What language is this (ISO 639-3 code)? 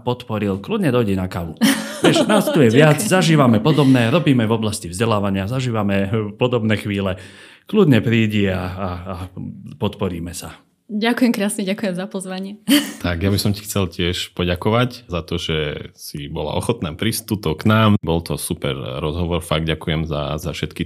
slk